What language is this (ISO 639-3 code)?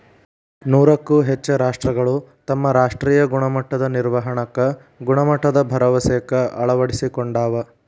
kan